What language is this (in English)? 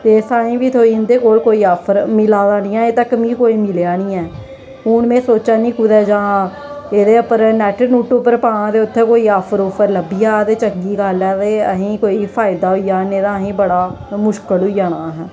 Dogri